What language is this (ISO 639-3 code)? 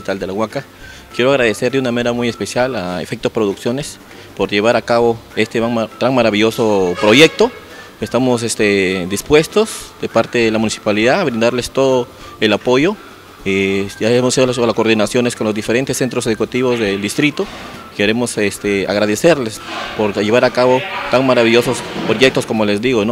spa